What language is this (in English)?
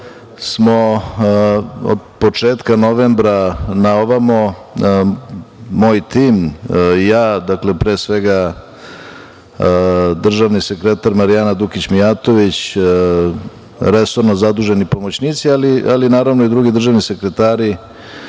Serbian